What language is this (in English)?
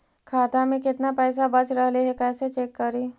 Magahi